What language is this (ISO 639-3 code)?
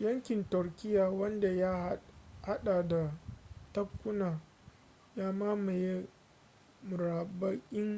hau